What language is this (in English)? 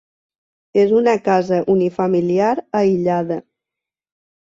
Catalan